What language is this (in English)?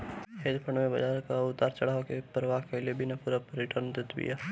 Bhojpuri